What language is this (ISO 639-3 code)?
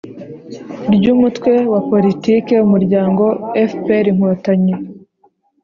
kin